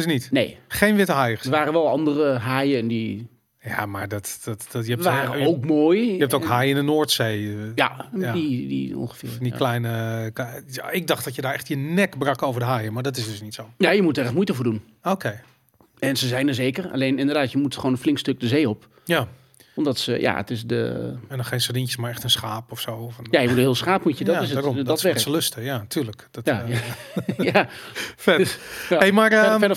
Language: Dutch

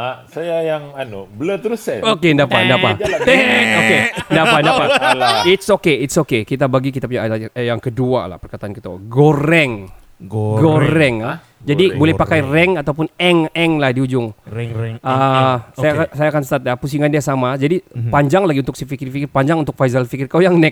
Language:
Malay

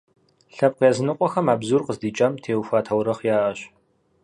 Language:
Kabardian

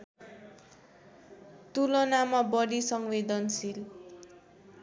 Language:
Nepali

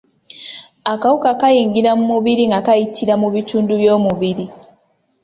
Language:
Ganda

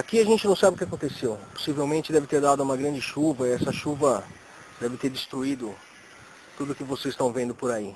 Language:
Portuguese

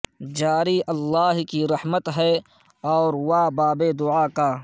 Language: Urdu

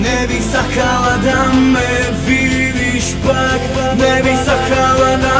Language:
Romanian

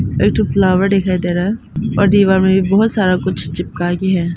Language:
Hindi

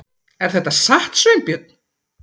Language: Icelandic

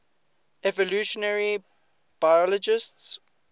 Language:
English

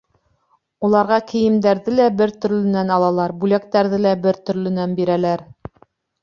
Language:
Bashkir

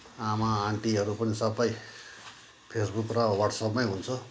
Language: Nepali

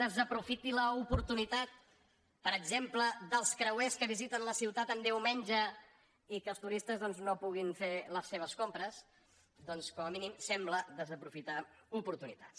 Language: Catalan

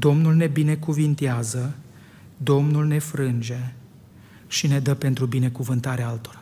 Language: Romanian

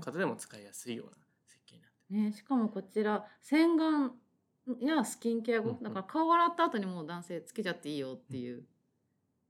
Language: Japanese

